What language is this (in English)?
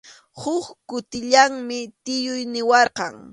Arequipa-La Unión Quechua